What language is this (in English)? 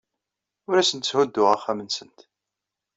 Kabyle